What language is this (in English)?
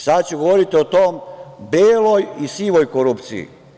Serbian